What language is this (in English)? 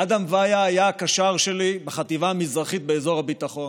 Hebrew